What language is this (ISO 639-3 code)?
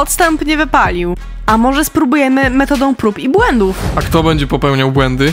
pol